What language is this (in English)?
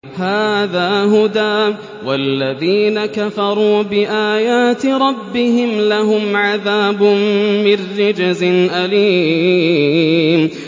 Arabic